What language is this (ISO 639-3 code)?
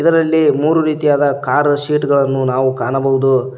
kan